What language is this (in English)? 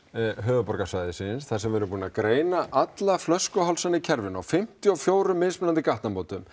Icelandic